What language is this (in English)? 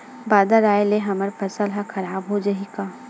Chhattisgarhi